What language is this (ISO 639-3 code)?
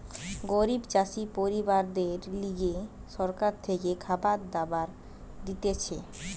ben